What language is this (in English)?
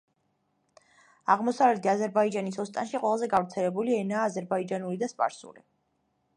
Georgian